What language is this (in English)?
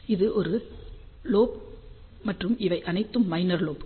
Tamil